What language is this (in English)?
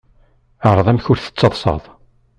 Kabyle